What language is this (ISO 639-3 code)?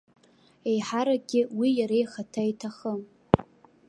abk